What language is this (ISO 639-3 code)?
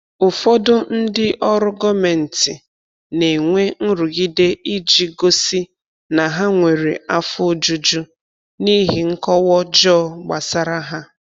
ibo